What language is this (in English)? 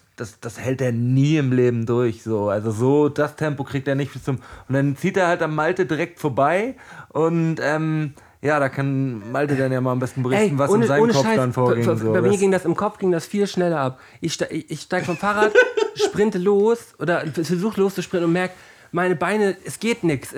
German